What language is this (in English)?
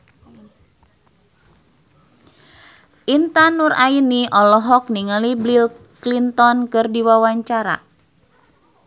Sundanese